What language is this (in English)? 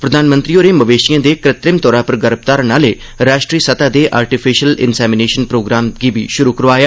Dogri